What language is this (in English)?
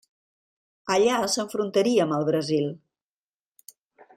Catalan